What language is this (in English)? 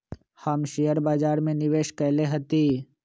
Magahi